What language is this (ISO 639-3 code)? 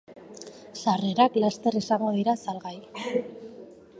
eus